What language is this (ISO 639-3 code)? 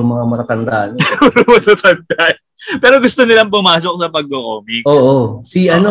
fil